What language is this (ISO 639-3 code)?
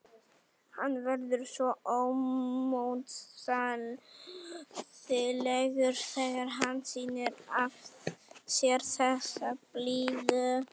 isl